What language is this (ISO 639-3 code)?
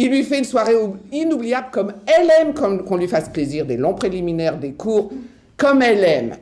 fra